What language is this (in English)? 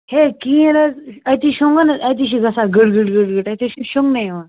Kashmiri